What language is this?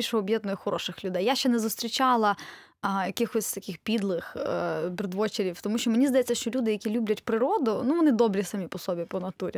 Ukrainian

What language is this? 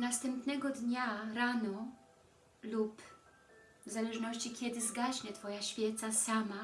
Polish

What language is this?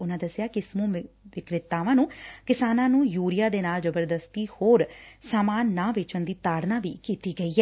Punjabi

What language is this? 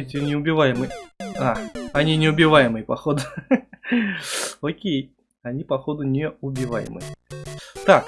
Russian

